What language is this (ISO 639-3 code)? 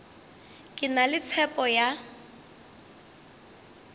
nso